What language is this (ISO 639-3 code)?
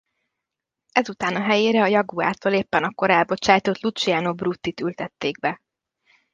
hun